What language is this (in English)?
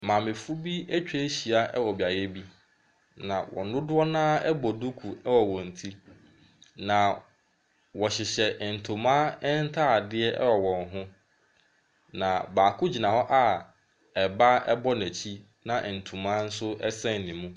Akan